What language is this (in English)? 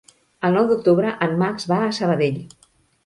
Catalan